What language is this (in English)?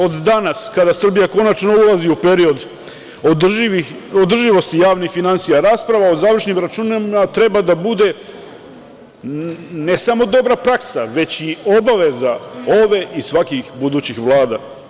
Serbian